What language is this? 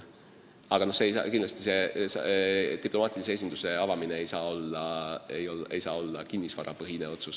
Estonian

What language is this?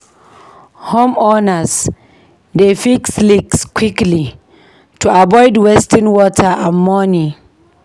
Nigerian Pidgin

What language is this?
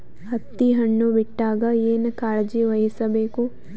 Kannada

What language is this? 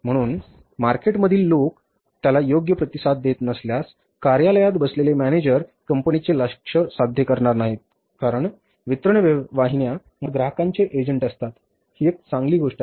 Marathi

